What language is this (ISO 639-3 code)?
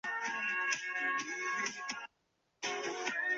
zho